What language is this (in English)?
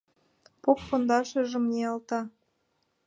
Mari